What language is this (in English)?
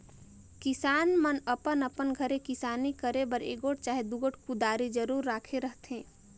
Chhattisgarhi